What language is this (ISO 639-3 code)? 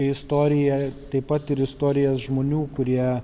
lit